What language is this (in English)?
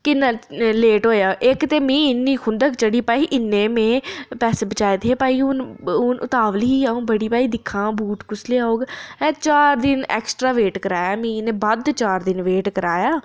Dogri